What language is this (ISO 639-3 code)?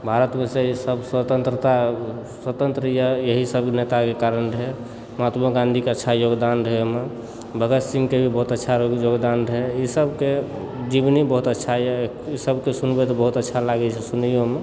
mai